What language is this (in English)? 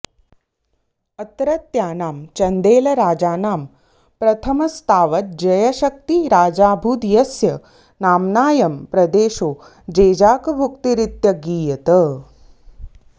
Sanskrit